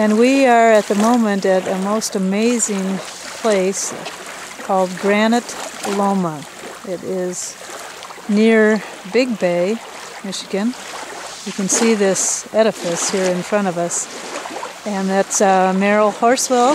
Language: English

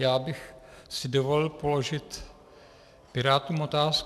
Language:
Czech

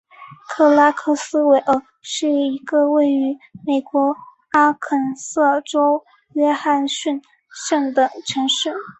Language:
Chinese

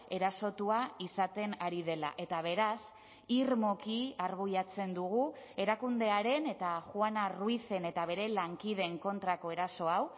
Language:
Basque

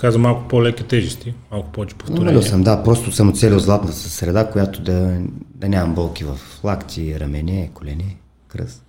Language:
Bulgarian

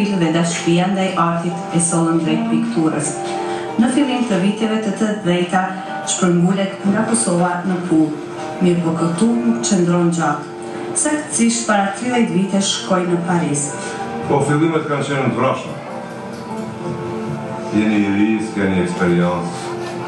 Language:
Romanian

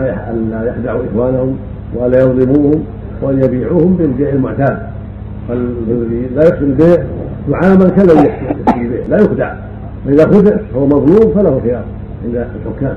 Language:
Arabic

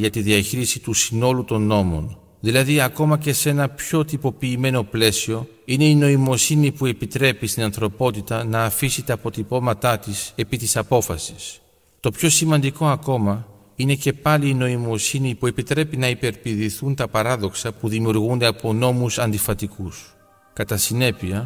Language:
Greek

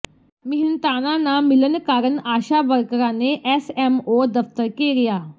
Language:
Punjabi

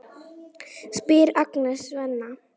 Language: Icelandic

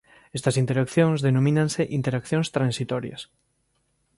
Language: Galician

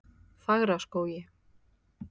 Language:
Icelandic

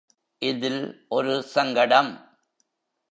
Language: Tamil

